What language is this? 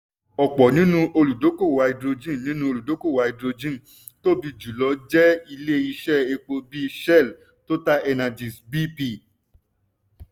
Yoruba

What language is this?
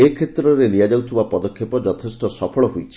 Odia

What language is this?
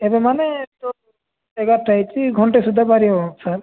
Odia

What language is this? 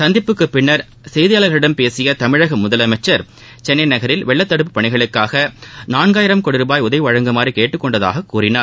Tamil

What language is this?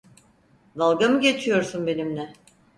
Turkish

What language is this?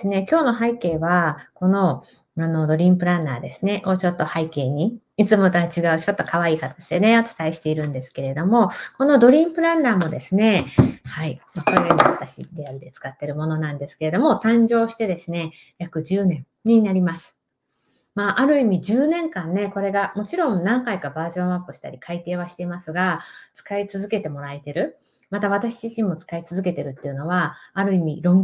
Japanese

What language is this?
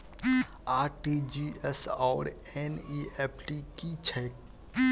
Maithili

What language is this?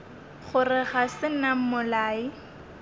Northern Sotho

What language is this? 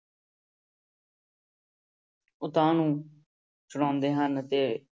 Punjabi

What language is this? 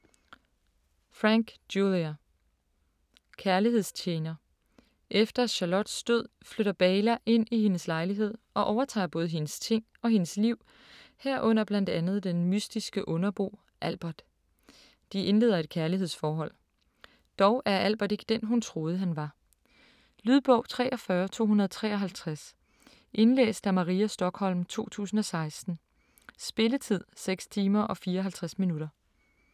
Danish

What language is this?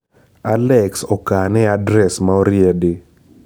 Luo (Kenya and Tanzania)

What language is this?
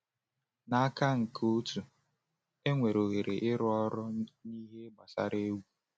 Igbo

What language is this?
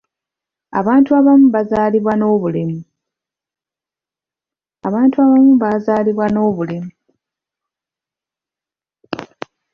Ganda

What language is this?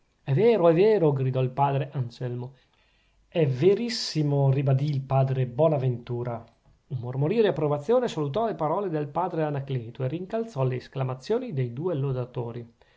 Italian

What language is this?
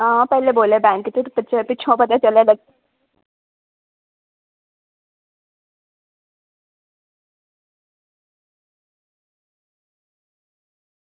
Dogri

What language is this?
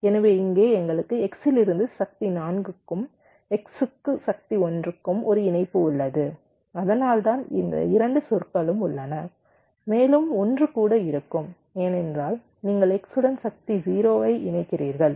Tamil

